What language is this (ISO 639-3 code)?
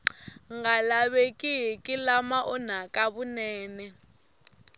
tso